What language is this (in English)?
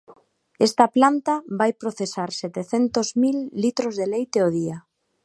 Galician